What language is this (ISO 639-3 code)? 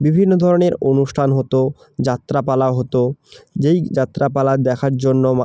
ben